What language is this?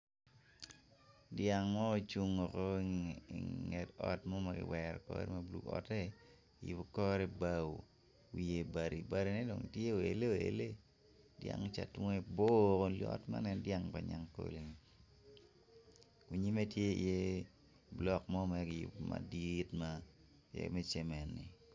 Acoli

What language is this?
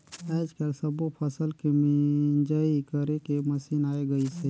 Chhattisgarhi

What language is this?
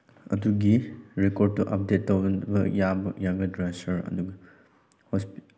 Manipuri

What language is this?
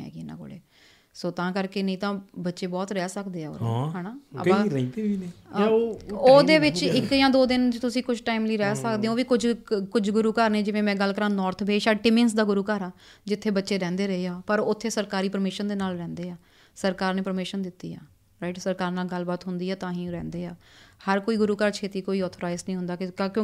Punjabi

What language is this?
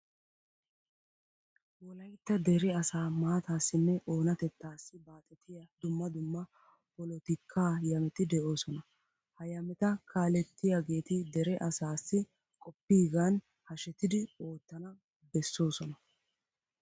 Wolaytta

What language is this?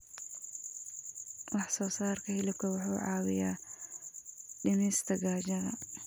Somali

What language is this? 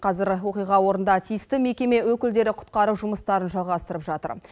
Kazakh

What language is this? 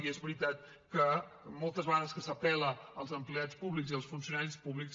Catalan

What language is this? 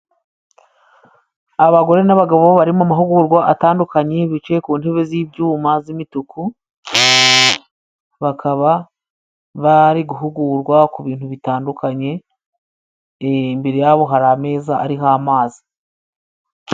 Kinyarwanda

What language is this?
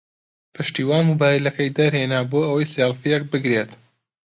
Central Kurdish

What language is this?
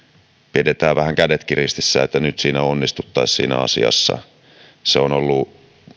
Finnish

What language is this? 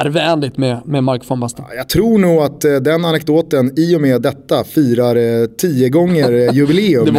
Swedish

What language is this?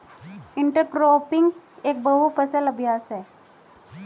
Hindi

